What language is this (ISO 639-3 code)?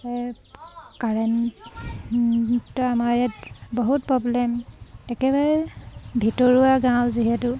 asm